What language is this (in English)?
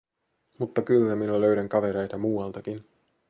Finnish